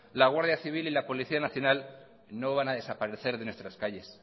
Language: Spanish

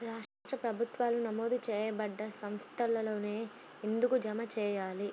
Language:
Telugu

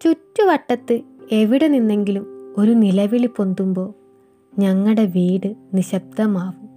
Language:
Malayalam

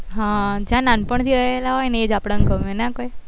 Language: Gujarati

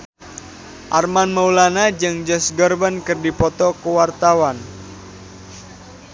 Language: Sundanese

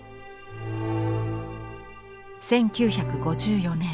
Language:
Japanese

